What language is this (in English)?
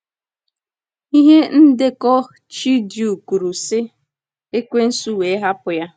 Igbo